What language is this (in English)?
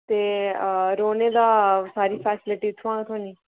Dogri